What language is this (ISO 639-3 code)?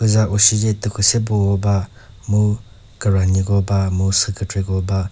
nri